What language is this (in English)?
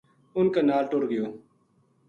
Gujari